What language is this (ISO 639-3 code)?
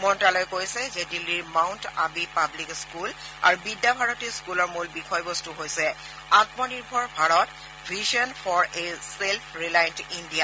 asm